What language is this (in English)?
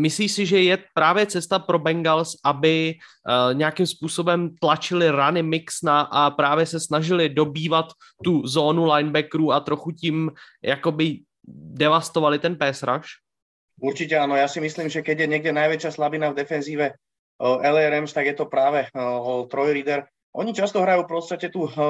Czech